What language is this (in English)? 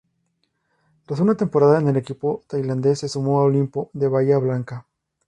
Spanish